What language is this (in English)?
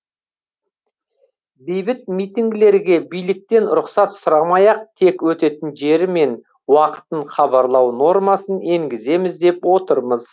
Kazakh